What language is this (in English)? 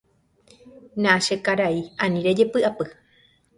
Guarani